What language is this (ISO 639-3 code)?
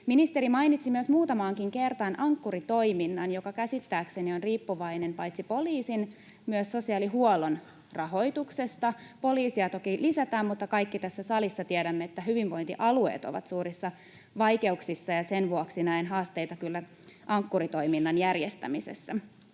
fin